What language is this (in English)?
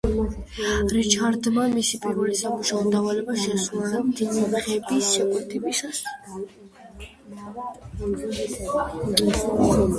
Georgian